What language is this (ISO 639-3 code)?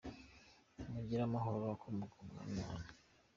kin